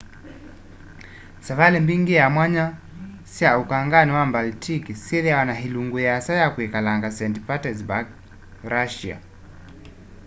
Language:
Kamba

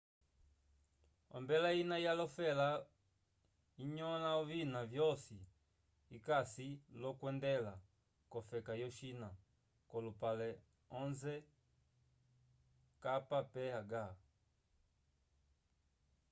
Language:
Umbundu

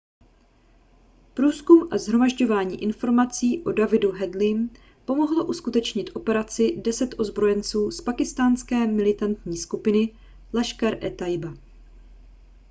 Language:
Czech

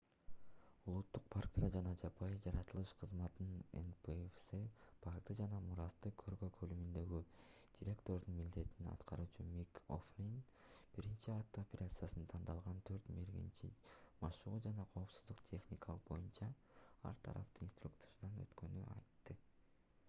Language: Kyrgyz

